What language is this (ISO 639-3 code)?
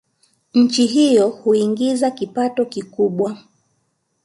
swa